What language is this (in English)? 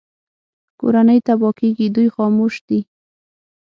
Pashto